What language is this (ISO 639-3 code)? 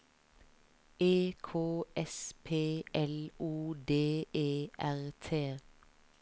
nor